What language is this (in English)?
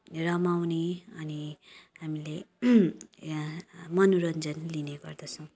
Nepali